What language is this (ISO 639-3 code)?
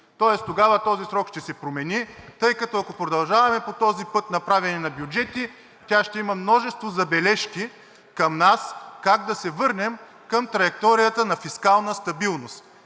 bul